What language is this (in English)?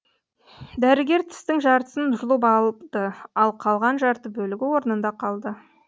Kazakh